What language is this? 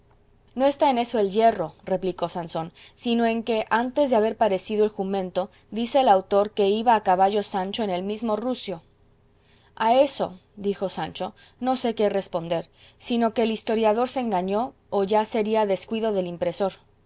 Spanish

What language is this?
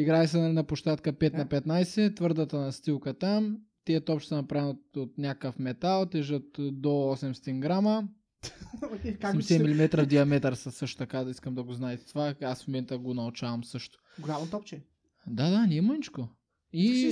Bulgarian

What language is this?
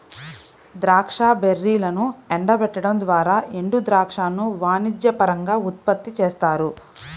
Telugu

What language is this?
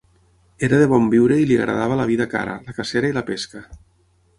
Catalan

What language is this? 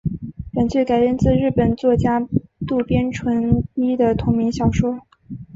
Chinese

